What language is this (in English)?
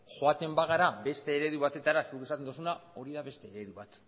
Basque